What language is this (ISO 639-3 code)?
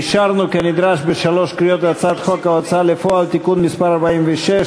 heb